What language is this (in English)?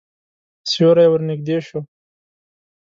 Pashto